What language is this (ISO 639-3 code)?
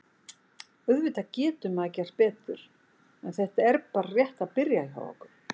isl